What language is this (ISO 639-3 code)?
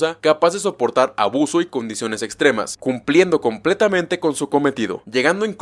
spa